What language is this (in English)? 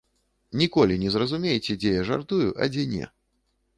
Belarusian